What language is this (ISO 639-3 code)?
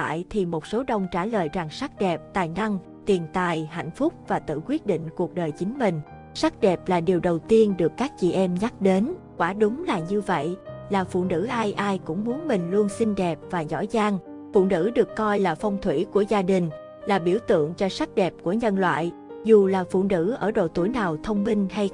vie